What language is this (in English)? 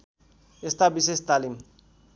Nepali